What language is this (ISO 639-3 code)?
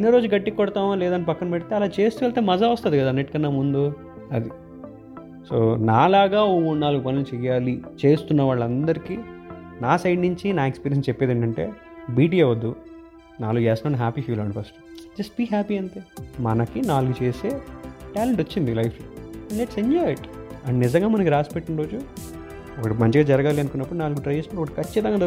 tel